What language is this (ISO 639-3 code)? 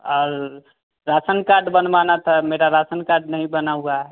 hin